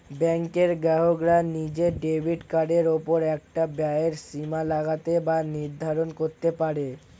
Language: Bangla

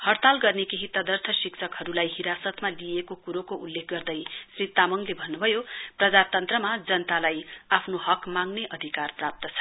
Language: Nepali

